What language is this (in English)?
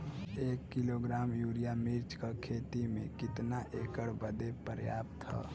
Bhojpuri